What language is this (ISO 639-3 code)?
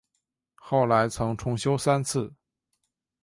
zho